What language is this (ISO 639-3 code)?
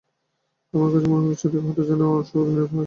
ben